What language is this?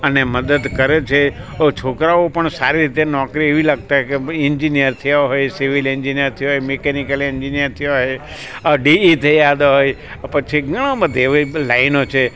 Gujarati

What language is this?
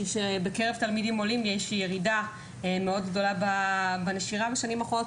Hebrew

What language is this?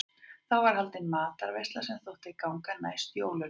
Icelandic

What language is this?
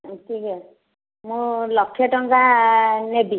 Odia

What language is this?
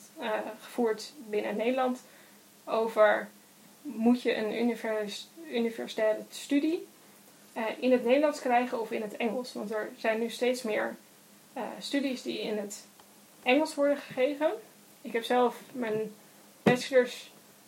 Dutch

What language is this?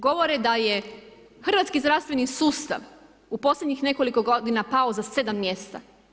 Croatian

